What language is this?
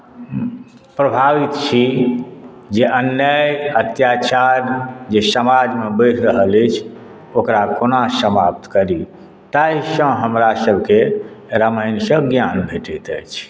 Maithili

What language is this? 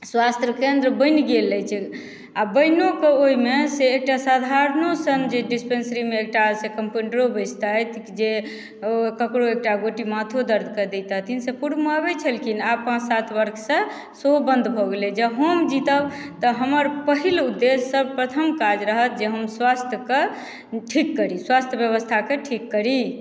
Maithili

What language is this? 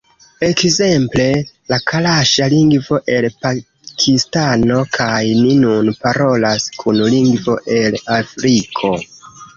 Esperanto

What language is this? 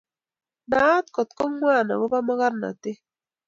Kalenjin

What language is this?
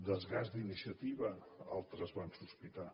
Catalan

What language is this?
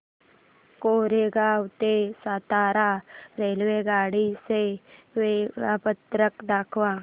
Marathi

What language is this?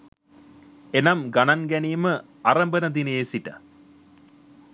Sinhala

